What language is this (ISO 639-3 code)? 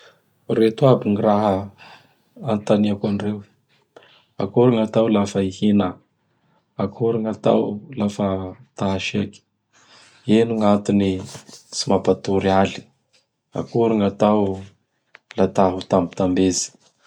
bhr